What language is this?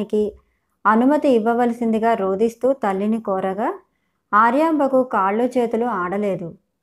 Telugu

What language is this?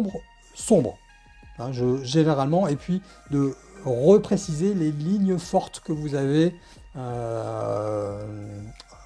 French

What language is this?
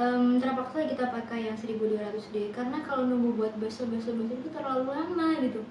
Indonesian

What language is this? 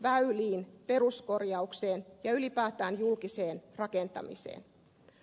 Finnish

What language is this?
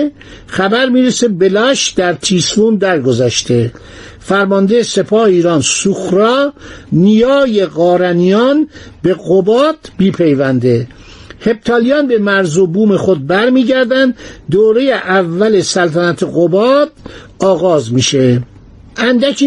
Persian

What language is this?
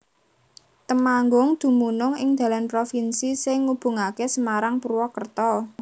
Javanese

